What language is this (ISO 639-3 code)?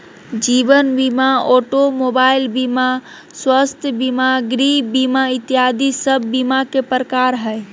mag